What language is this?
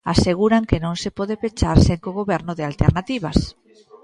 Galician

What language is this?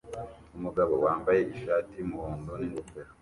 Kinyarwanda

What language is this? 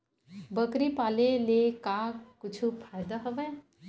Chhattisgarhi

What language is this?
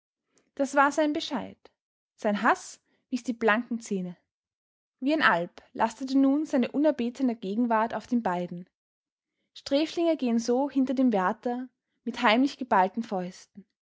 German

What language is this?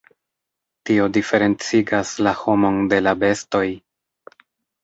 Esperanto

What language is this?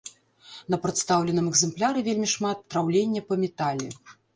Belarusian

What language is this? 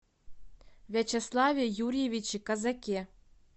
Russian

